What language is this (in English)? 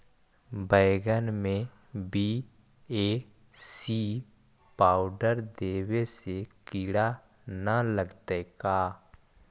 Magahi